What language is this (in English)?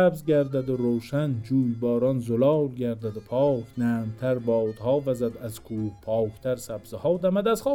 Persian